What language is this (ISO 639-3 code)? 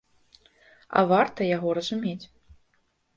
bel